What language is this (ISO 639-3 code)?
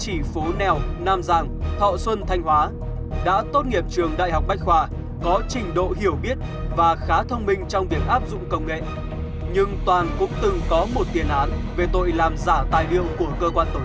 vie